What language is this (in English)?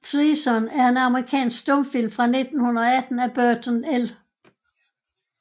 Danish